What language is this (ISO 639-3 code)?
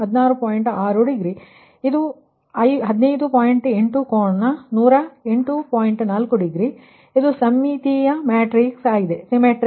kan